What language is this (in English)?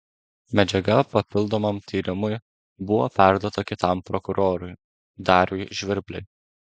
Lithuanian